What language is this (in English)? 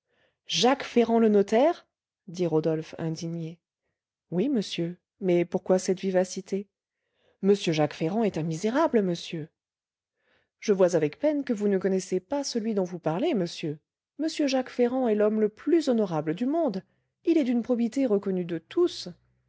French